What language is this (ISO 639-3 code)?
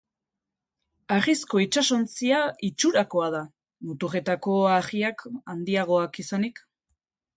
eus